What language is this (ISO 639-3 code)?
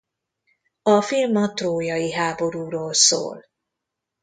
hun